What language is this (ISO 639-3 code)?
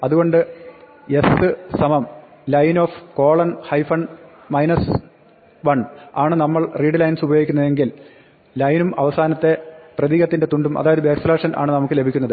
mal